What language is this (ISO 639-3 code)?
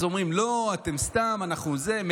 heb